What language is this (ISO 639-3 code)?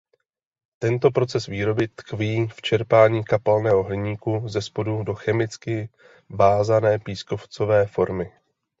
ces